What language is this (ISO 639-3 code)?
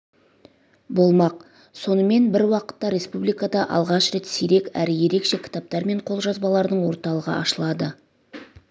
kaz